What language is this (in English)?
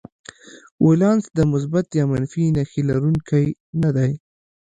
Pashto